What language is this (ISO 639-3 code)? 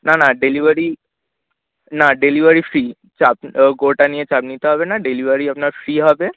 ben